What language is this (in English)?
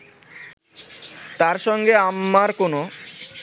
Bangla